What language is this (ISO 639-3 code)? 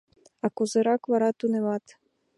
chm